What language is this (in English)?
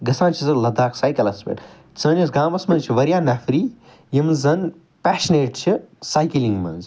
Kashmiri